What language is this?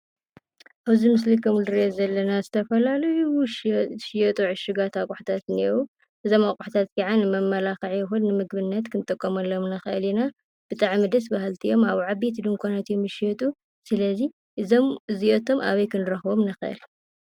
Tigrinya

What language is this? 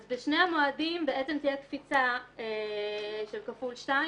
Hebrew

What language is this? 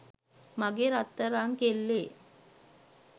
Sinhala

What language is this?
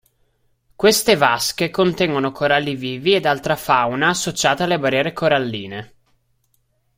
Italian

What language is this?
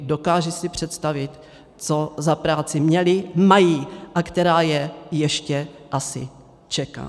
Czech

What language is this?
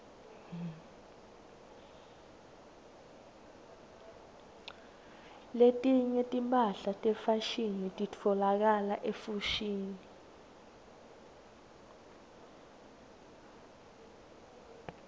Swati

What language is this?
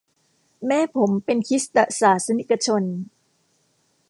Thai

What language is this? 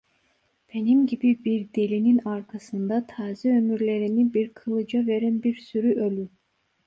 Turkish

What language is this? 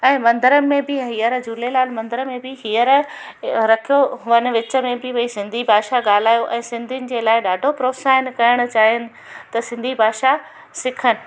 Sindhi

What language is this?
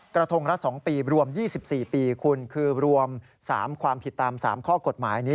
Thai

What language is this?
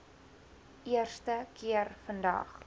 Afrikaans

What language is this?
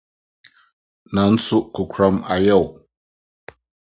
Akan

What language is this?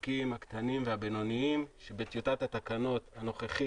Hebrew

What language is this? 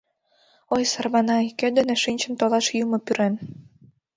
Mari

